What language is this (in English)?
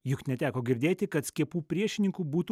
Lithuanian